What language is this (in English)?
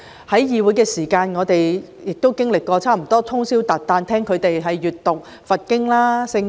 Cantonese